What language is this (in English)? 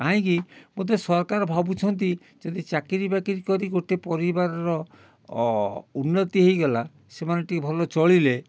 Odia